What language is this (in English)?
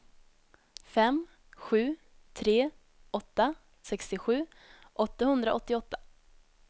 Swedish